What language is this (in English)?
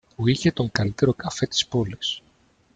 Greek